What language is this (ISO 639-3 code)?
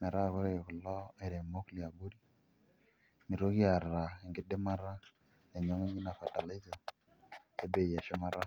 mas